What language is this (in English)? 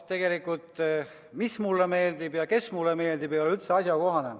Estonian